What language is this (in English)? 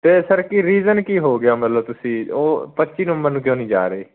Punjabi